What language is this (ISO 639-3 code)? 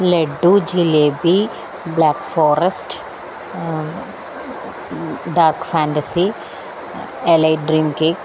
mal